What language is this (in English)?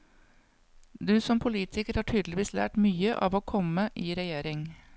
Norwegian